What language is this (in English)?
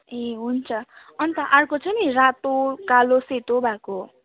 Nepali